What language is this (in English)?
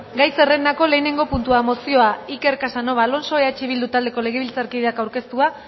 Basque